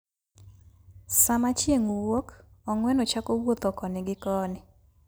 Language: Luo (Kenya and Tanzania)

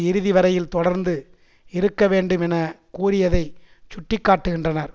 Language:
Tamil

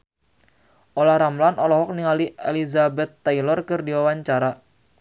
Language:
Sundanese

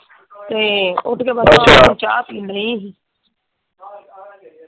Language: Punjabi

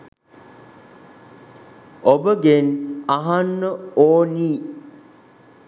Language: Sinhala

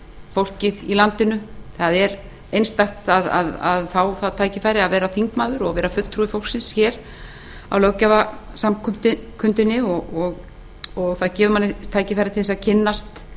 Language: Icelandic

